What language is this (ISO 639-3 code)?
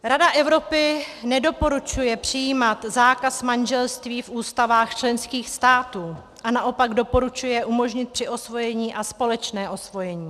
ces